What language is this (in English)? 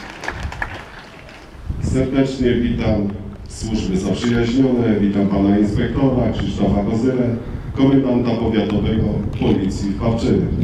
Polish